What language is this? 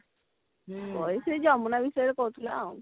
Odia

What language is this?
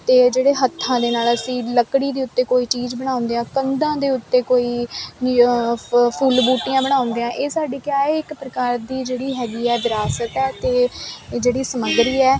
Punjabi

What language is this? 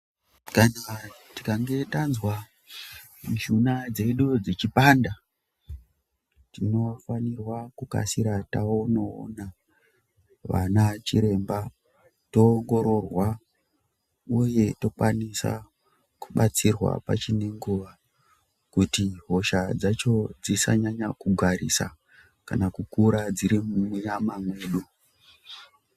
Ndau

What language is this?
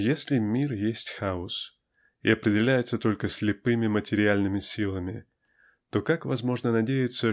Russian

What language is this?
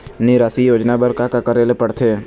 Chhattisgarhi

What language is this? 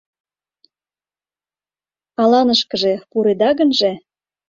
Mari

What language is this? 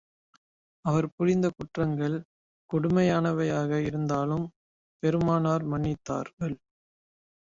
Tamil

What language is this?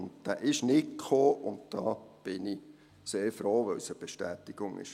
Swiss German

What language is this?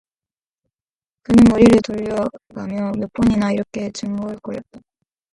Korean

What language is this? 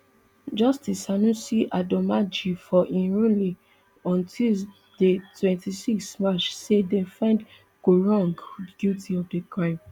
Nigerian Pidgin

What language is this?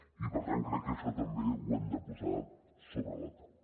Catalan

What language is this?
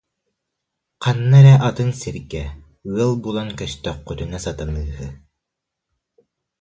Yakut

